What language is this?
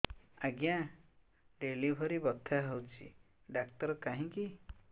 Odia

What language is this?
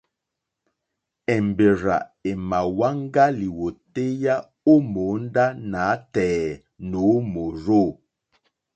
Mokpwe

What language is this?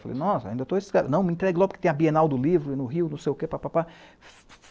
Portuguese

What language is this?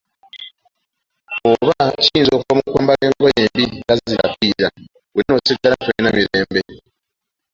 Ganda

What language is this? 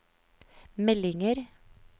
Norwegian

